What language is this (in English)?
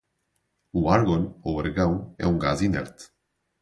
Portuguese